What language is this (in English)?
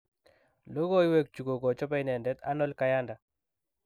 Kalenjin